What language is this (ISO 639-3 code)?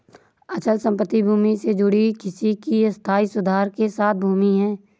hin